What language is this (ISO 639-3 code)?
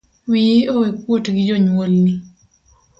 luo